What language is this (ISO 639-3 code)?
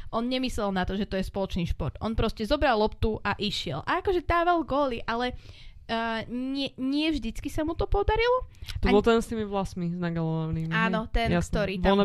slk